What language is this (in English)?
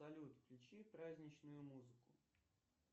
Russian